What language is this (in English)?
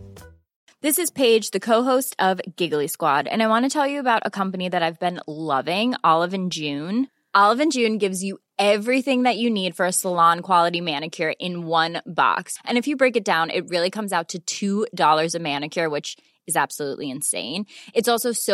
Swedish